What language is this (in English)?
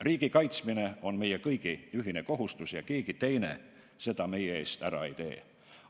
Estonian